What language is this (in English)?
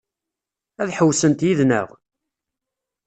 Kabyle